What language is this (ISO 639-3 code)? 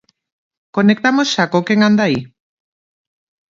glg